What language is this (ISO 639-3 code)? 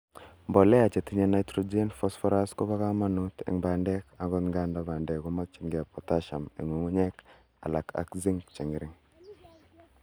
kln